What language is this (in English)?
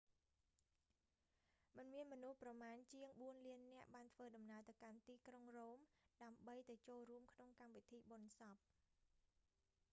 Khmer